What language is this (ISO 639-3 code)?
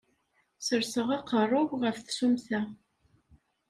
kab